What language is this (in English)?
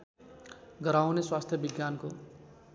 Nepali